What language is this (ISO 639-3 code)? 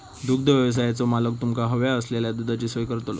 mar